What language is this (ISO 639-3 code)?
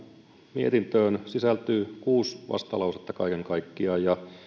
fin